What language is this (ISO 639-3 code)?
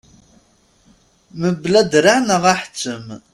kab